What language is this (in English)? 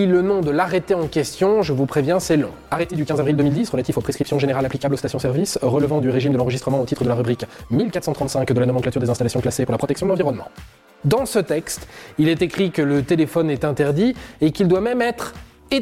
French